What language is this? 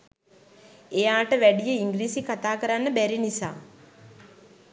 Sinhala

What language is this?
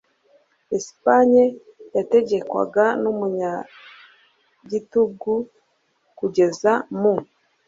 Kinyarwanda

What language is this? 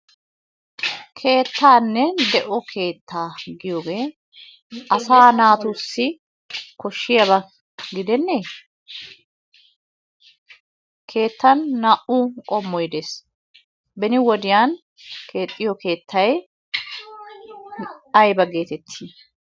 Wolaytta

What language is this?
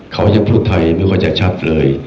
Thai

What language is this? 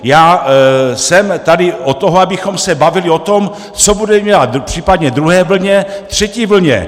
Czech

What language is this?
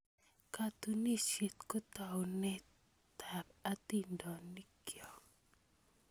Kalenjin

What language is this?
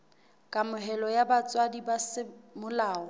Southern Sotho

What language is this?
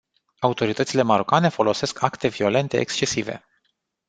Romanian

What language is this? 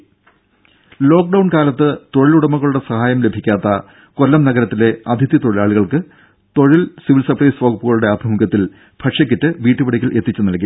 Malayalam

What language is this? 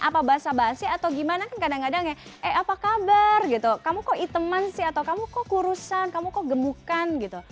Indonesian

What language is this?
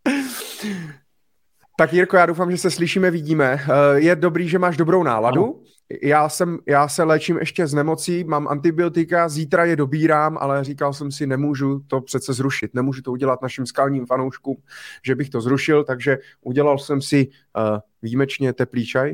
Czech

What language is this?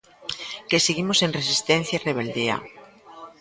Galician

